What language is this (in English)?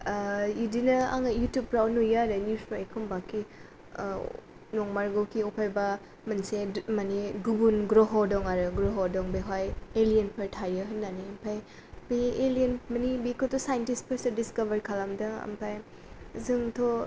Bodo